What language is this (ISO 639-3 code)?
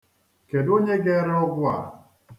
ibo